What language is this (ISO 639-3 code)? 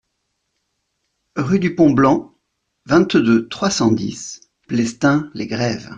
fra